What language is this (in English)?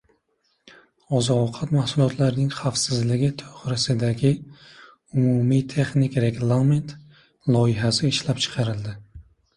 Uzbek